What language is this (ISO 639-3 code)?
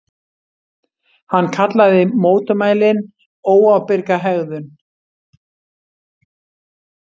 isl